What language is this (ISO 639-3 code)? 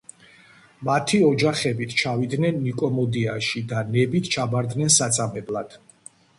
kat